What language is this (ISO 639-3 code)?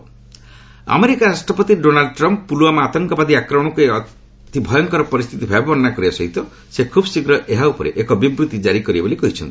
ori